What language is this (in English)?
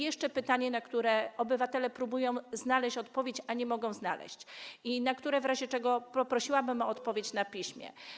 Polish